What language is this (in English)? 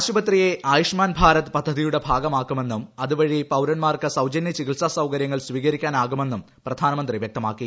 Malayalam